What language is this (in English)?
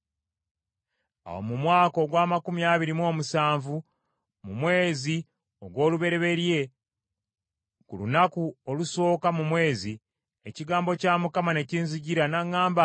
Ganda